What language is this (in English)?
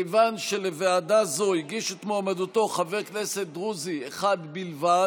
Hebrew